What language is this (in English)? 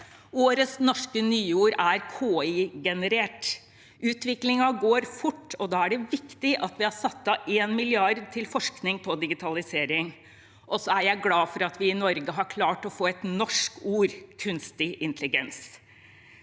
Norwegian